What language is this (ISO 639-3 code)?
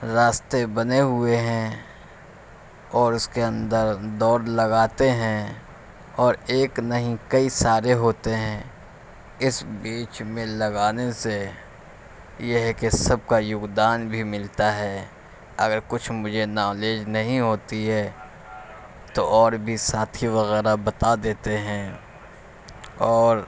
urd